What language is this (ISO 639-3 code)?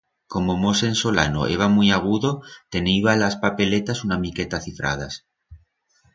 arg